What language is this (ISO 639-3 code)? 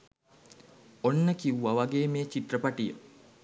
sin